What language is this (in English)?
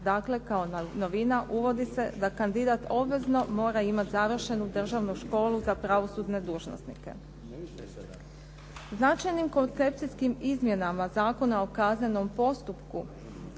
Croatian